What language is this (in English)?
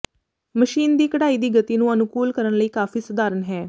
Punjabi